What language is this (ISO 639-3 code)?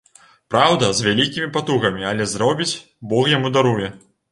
bel